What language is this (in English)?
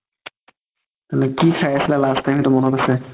Assamese